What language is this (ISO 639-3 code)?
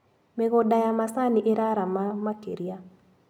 kik